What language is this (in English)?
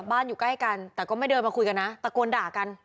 Thai